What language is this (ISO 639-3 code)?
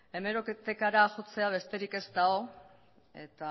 eus